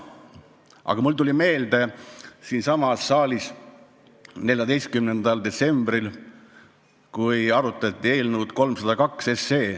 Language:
Estonian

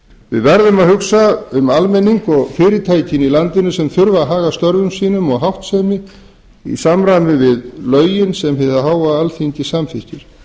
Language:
Icelandic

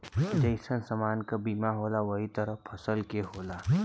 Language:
Bhojpuri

